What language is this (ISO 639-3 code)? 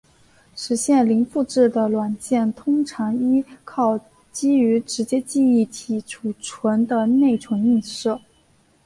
zho